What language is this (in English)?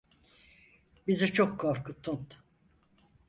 Turkish